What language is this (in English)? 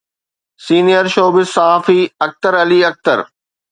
Sindhi